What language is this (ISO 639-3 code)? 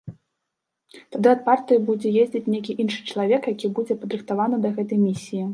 bel